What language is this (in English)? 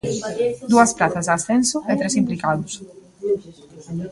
Galician